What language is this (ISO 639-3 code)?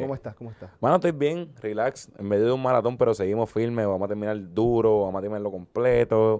spa